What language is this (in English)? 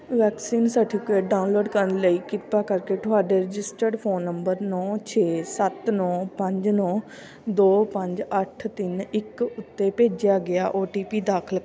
Punjabi